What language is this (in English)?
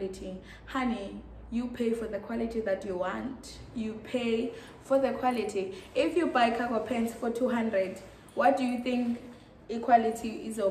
English